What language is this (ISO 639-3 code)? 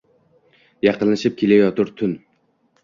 uzb